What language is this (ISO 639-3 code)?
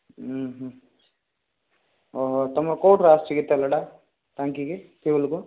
ori